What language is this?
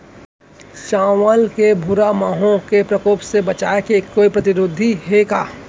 Chhattisgarhi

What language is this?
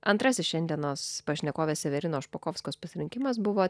Lithuanian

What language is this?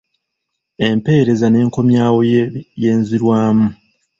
Ganda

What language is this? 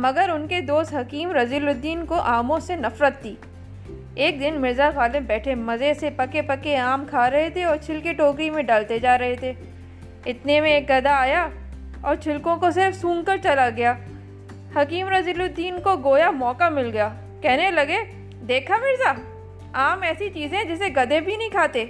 Urdu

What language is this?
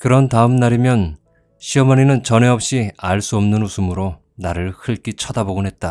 Korean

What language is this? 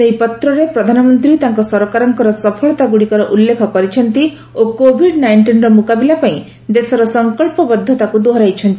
Odia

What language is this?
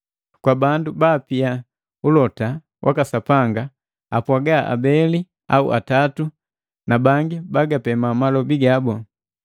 Matengo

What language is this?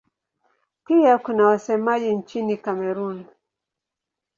Swahili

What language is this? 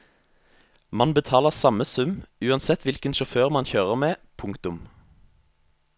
Norwegian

